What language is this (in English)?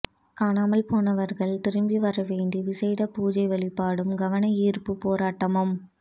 Tamil